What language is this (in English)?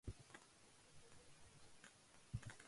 Urdu